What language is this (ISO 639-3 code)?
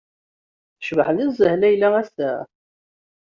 kab